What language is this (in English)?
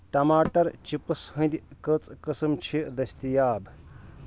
Kashmiri